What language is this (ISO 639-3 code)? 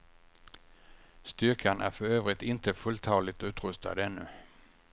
swe